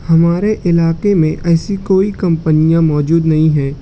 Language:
Urdu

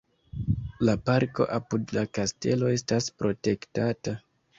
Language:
Esperanto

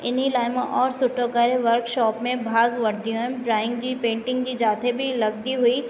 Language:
Sindhi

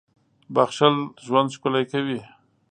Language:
Pashto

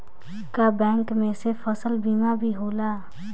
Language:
Bhojpuri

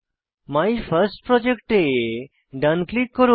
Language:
Bangla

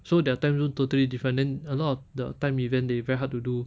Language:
English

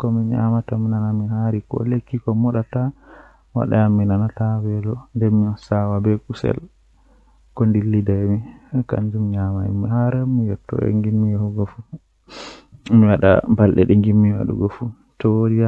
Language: Western Niger Fulfulde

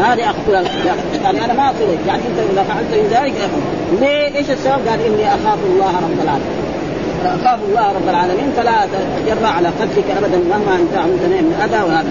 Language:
Arabic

